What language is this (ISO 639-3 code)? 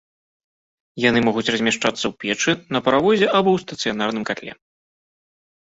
bel